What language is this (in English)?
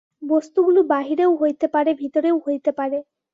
Bangla